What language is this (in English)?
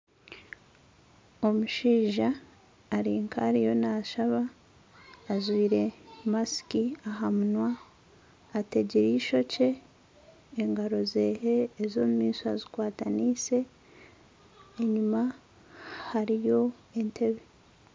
Nyankole